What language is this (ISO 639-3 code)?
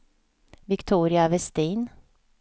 swe